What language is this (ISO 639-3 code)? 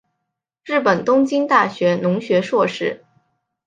zho